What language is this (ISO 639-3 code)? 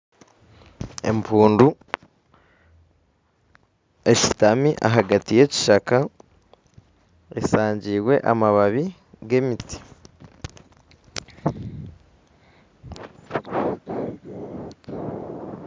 nyn